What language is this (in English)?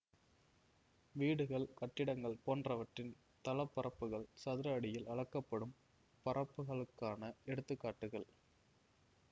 Tamil